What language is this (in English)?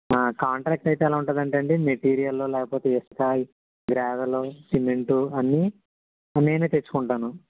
Telugu